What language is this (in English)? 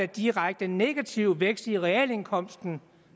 Danish